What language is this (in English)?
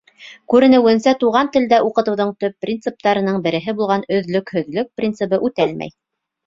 Bashkir